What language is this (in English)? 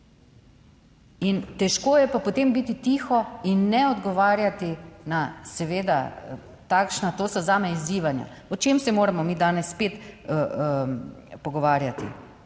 Slovenian